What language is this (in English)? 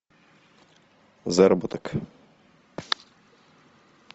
Russian